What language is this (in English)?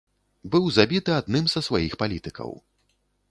Belarusian